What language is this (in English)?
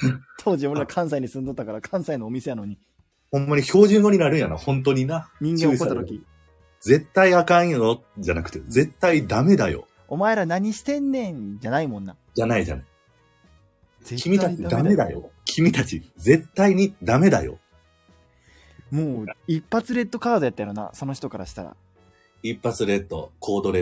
Japanese